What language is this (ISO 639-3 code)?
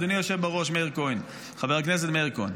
heb